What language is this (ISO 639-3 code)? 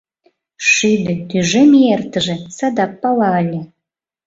chm